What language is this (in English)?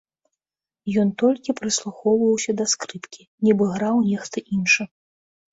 Belarusian